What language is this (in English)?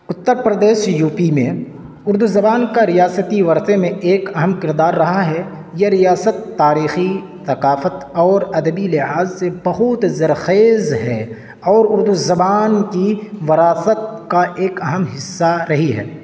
Urdu